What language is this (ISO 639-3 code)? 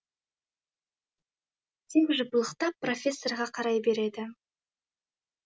kaz